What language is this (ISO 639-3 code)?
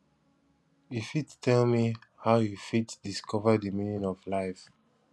pcm